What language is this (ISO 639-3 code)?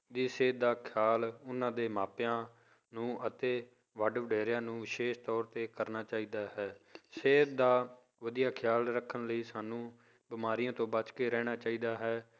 pan